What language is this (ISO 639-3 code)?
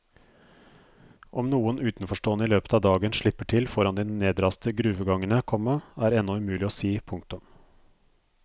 nor